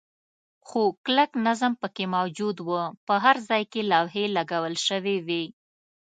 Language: Pashto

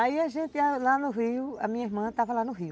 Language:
Portuguese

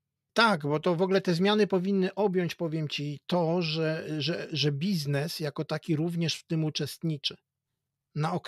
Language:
Polish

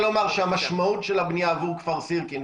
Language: Hebrew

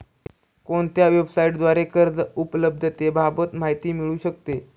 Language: Marathi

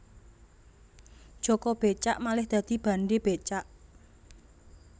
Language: Javanese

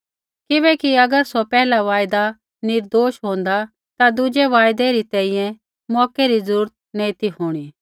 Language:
Kullu Pahari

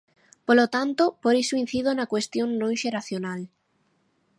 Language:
Galician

